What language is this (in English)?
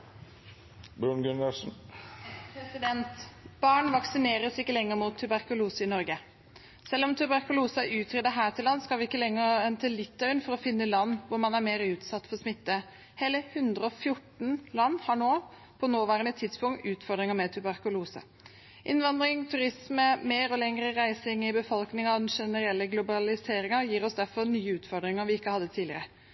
Norwegian Bokmål